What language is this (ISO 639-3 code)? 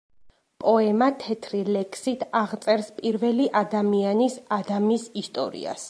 kat